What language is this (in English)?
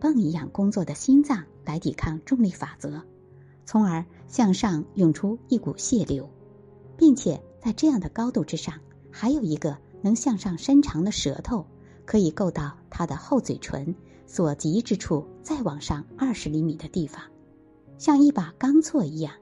Chinese